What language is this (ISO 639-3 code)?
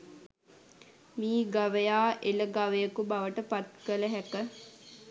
sin